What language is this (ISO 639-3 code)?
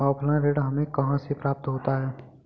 hin